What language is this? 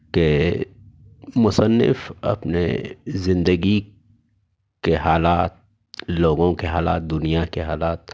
Urdu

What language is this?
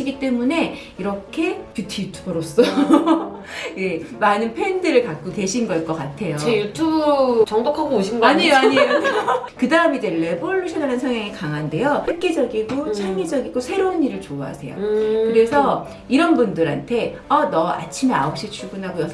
Korean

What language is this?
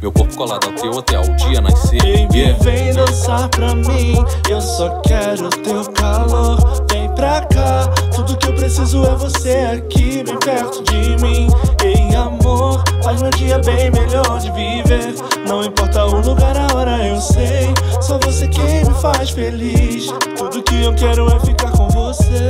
Portuguese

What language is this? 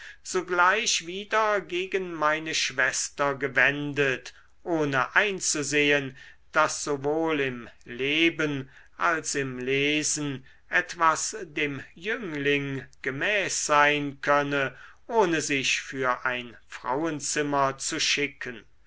German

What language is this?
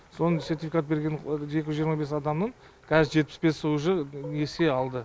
Kazakh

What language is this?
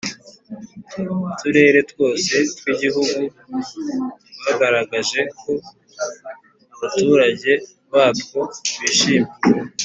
Kinyarwanda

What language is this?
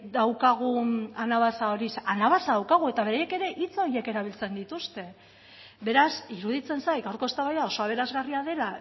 Basque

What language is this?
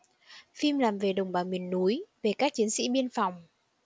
Vietnamese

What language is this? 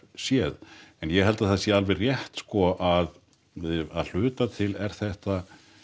Icelandic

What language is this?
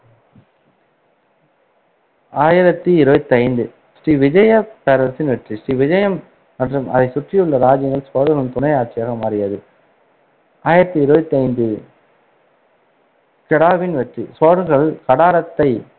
Tamil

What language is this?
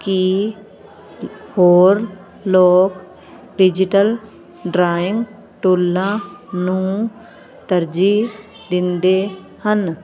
Punjabi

